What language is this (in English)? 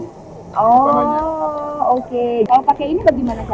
Indonesian